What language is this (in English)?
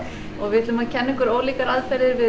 Icelandic